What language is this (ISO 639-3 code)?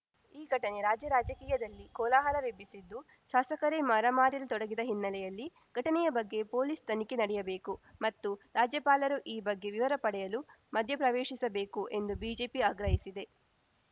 kan